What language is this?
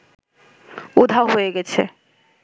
Bangla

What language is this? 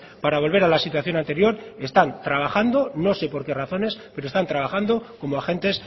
Spanish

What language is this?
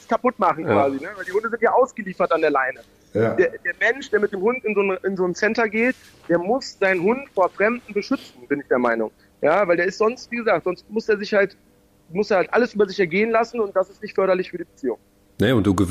German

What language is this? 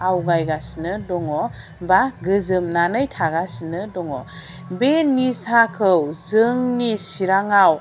Bodo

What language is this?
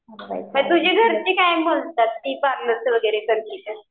Marathi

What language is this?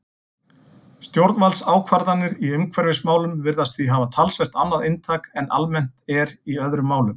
Icelandic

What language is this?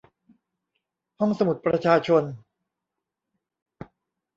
Thai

